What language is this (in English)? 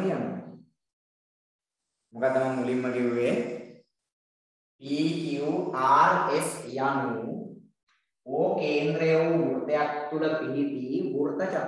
Indonesian